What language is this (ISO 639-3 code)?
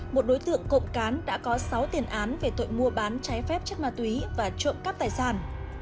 vie